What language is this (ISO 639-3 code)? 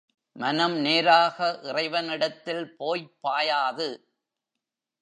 tam